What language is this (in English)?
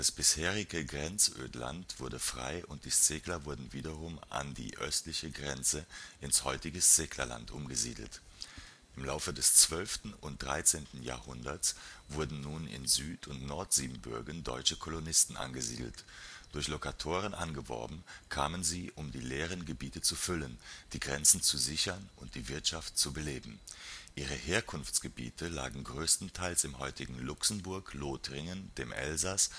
German